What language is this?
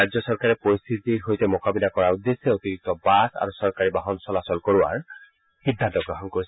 Assamese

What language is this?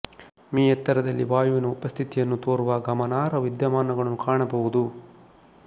Kannada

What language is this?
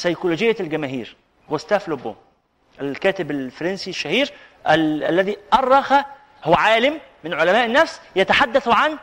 Arabic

